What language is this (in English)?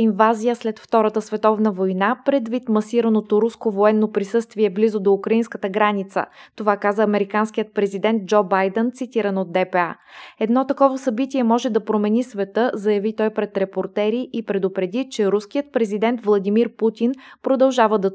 Bulgarian